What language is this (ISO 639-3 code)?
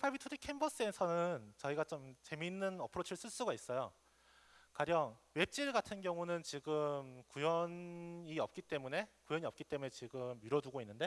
kor